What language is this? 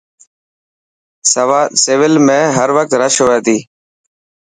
Dhatki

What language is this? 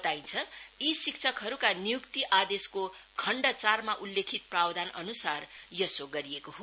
Nepali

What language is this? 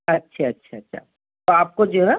Urdu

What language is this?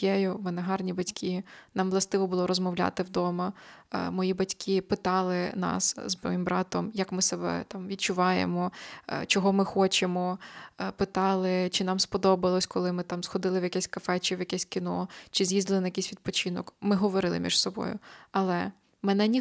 Ukrainian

